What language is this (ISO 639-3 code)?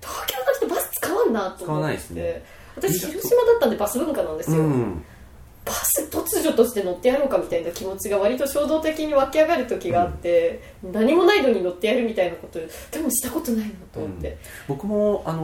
jpn